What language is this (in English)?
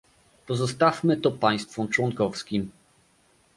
Polish